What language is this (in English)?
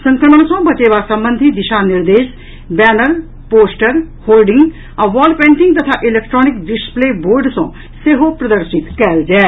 Maithili